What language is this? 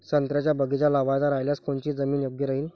Marathi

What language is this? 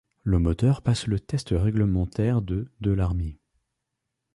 French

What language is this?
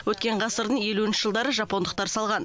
Kazakh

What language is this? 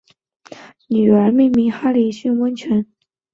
Chinese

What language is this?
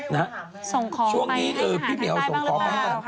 Thai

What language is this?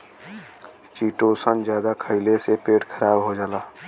Bhojpuri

